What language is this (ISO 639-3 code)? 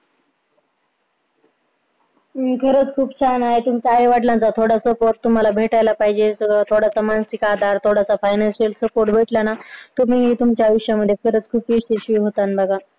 mar